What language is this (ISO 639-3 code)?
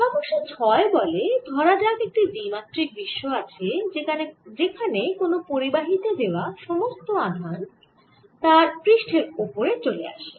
ben